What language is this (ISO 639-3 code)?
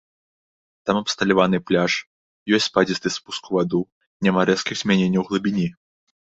bel